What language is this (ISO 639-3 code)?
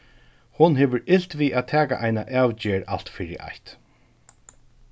fao